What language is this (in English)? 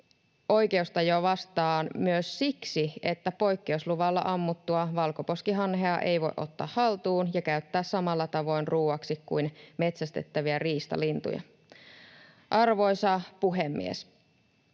Finnish